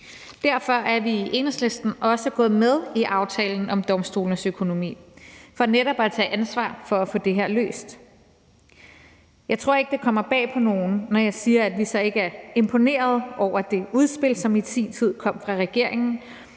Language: Danish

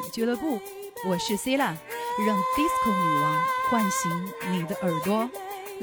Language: Chinese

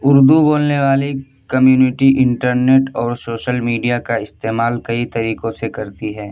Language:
Urdu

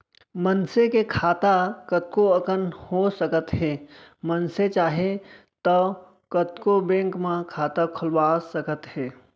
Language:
Chhattisgarhi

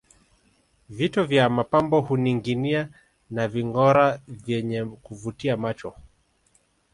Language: Swahili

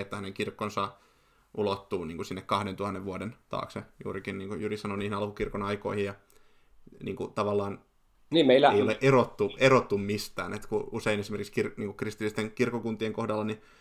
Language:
Finnish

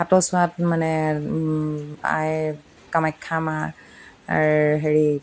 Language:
Assamese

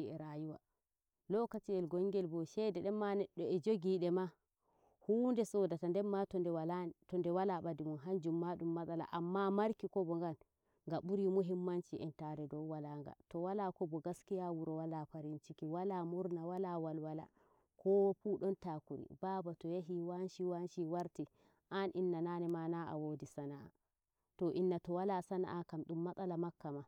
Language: Nigerian Fulfulde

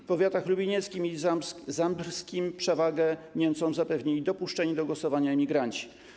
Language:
Polish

